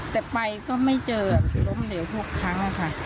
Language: Thai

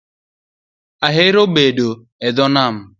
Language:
Luo (Kenya and Tanzania)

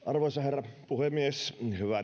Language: Finnish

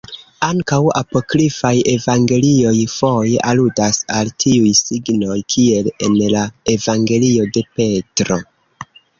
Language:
Esperanto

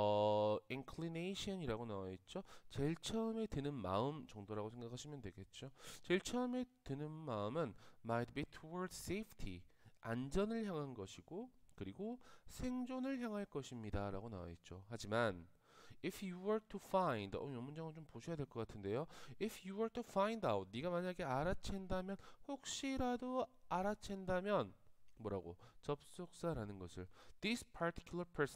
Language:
Korean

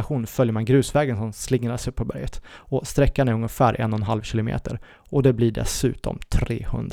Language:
Swedish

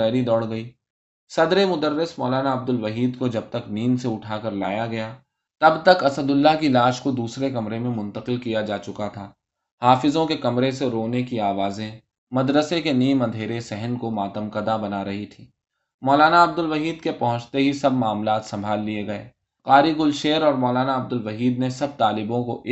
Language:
Urdu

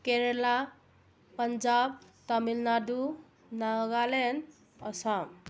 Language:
Manipuri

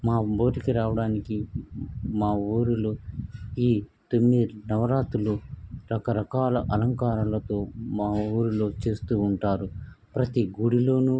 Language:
Telugu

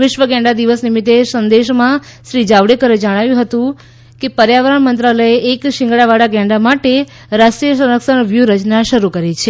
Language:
Gujarati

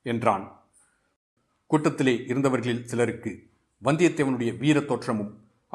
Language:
Tamil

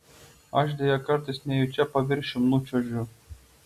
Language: Lithuanian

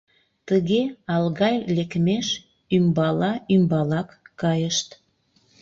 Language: Mari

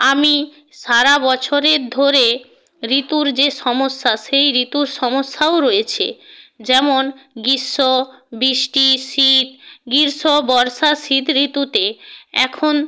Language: Bangla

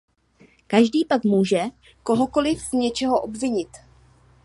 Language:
Czech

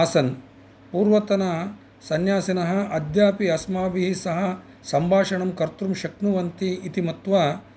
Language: Sanskrit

